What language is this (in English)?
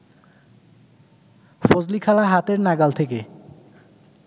Bangla